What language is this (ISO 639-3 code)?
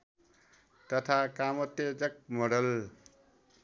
nep